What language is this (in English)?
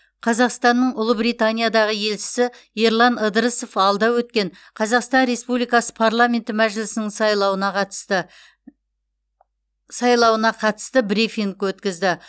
Kazakh